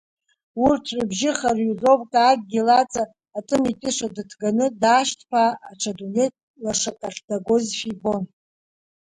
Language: Abkhazian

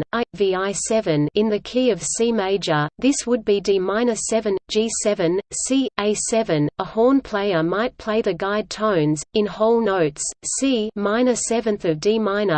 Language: English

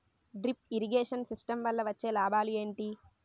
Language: Telugu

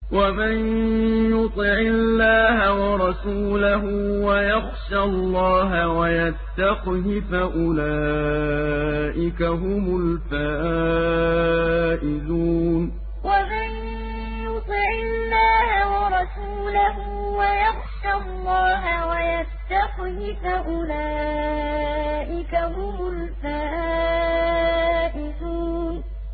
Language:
Arabic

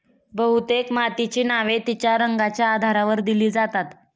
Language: Marathi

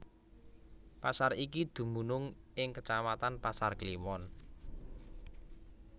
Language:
Javanese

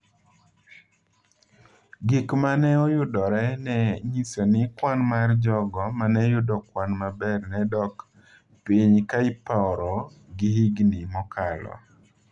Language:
Luo (Kenya and Tanzania)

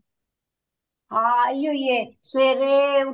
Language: Punjabi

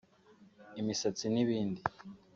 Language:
Kinyarwanda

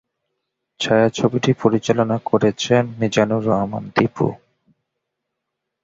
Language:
Bangla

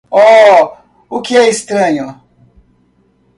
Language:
Portuguese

